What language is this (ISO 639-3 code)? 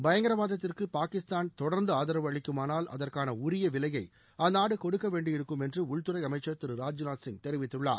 tam